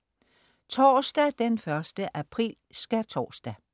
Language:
Danish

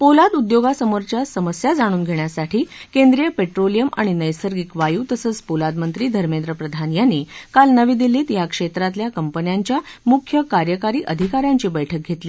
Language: Marathi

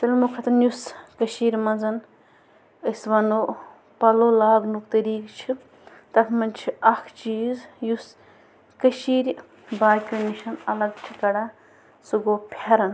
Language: Kashmiri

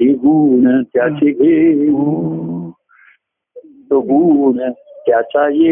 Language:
Marathi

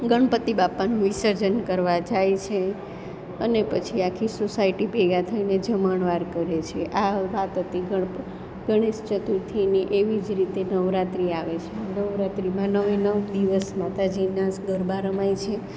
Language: Gujarati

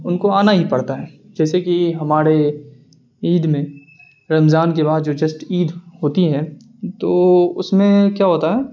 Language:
Urdu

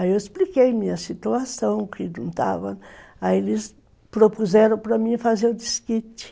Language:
Portuguese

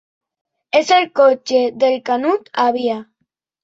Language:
Catalan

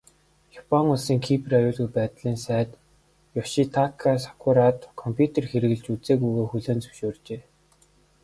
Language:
Mongolian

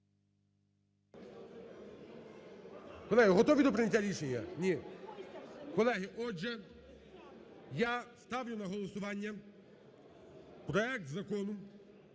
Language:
Ukrainian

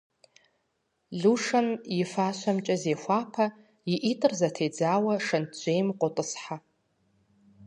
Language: Kabardian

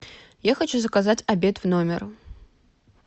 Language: Russian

